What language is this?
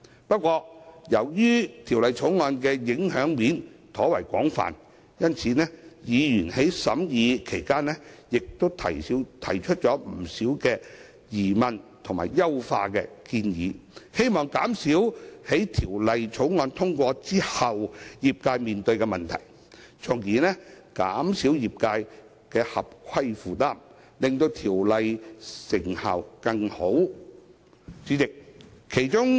Cantonese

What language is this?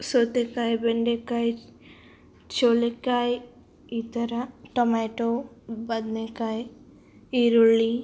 Kannada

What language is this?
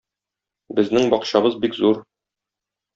Tatar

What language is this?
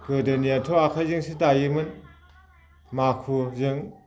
Bodo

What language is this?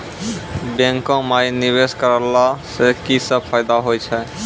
Maithili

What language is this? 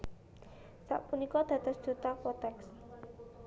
Javanese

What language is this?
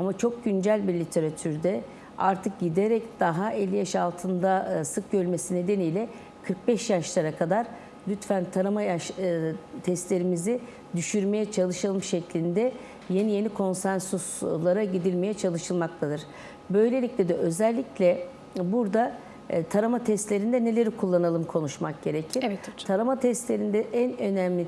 Turkish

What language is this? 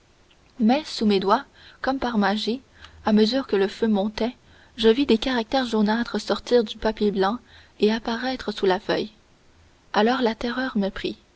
French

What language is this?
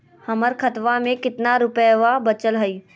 Magahi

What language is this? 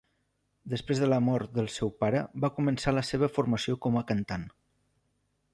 Catalan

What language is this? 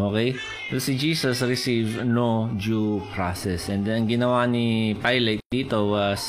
Filipino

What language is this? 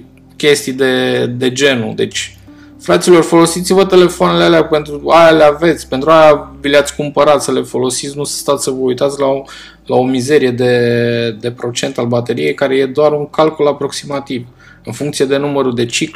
Romanian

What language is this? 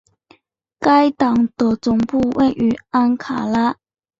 Chinese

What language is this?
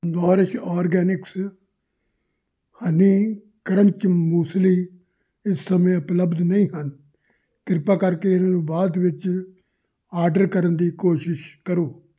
Punjabi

